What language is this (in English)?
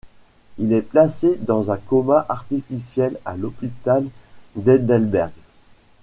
French